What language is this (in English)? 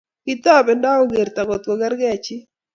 Kalenjin